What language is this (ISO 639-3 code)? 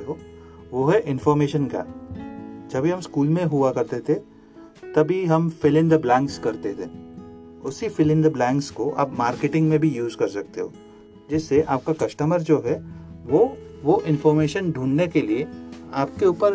hin